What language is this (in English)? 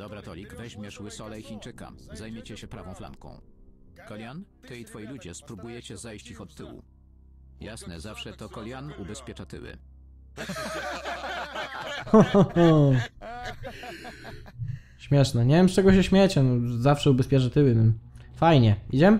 Polish